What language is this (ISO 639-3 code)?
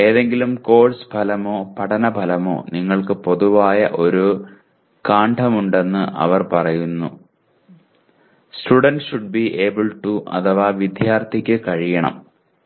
mal